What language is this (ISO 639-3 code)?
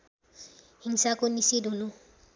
nep